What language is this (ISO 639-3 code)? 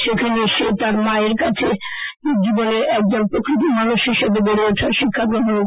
ben